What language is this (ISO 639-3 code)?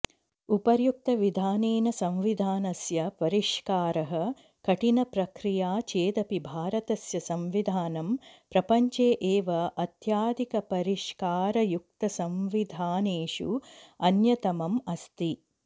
san